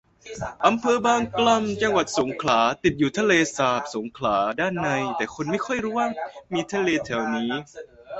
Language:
Thai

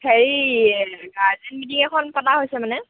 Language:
Assamese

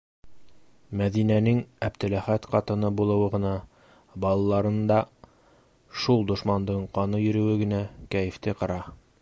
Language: Bashkir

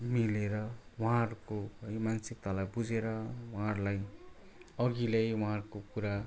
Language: Nepali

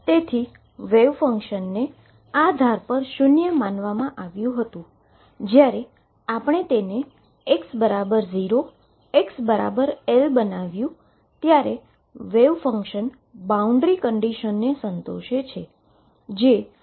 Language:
Gujarati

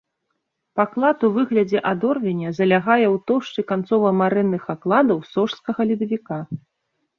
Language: Belarusian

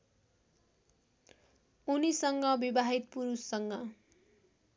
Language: Nepali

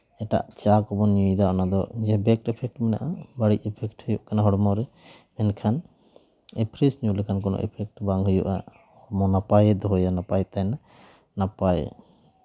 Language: Santali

